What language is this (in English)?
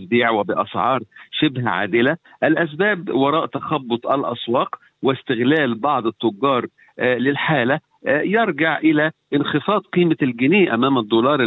Arabic